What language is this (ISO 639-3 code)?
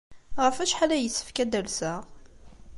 kab